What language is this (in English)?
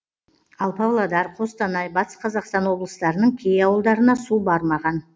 Kazakh